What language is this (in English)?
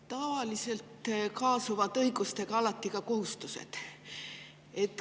Estonian